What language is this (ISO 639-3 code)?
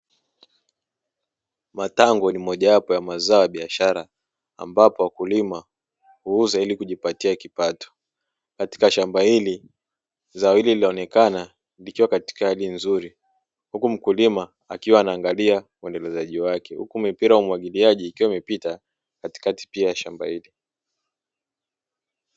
swa